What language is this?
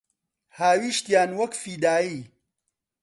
Central Kurdish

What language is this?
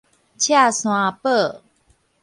Min Nan Chinese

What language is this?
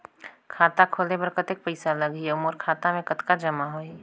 Chhattisgarhi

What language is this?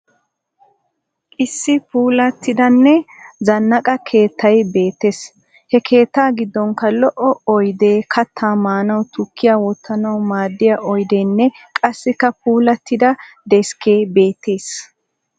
Wolaytta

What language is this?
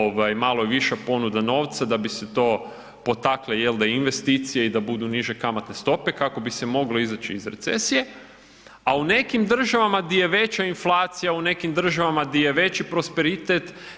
Croatian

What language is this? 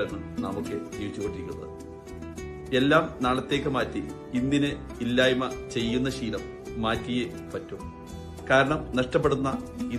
Turkish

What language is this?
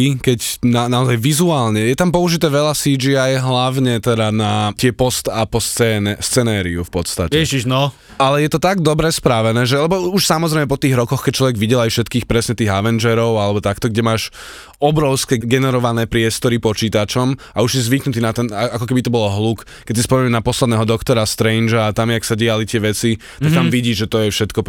Slovak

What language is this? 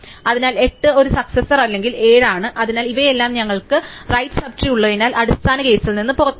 Malayalam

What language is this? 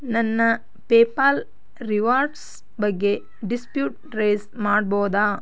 Kannada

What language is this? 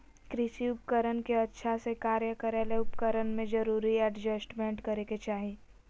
Magahi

